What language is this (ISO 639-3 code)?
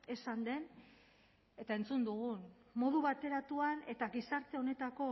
eus